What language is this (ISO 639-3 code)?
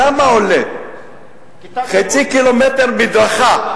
heb